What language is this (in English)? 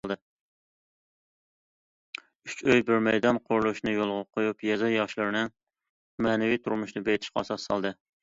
Uyghur